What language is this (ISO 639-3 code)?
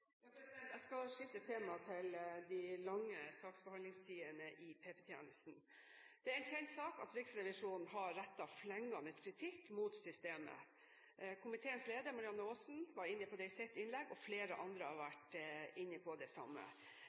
nob